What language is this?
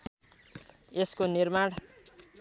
Nepali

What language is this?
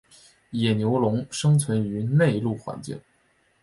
Chinese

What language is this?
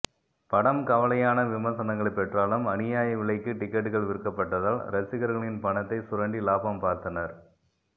Tamil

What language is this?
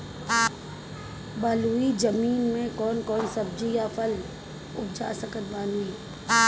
Bhojpuri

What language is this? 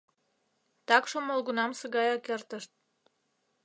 Mari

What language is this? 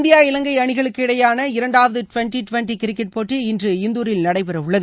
Tamil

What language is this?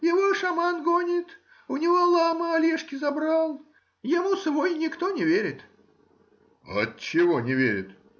Russian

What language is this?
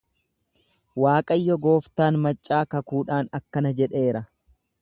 Oromo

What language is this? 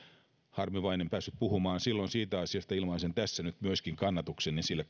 Finnish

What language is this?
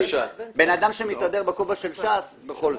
Hebrew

